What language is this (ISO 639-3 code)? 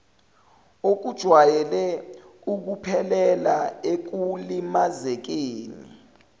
zul